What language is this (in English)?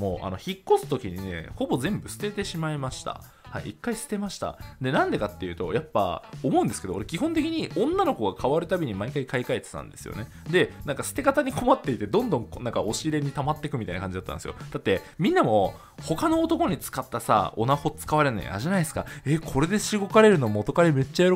Japanese